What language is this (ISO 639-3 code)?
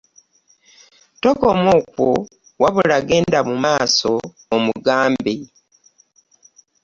lug